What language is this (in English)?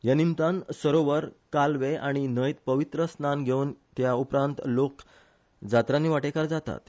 Konkani